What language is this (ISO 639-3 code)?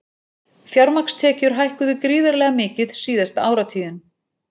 isl